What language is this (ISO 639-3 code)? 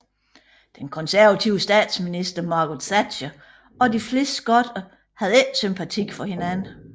dan